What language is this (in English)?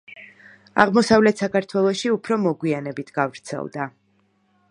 Georgian